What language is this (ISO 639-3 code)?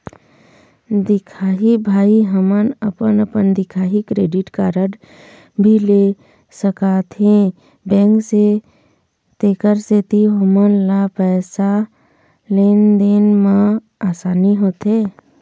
hne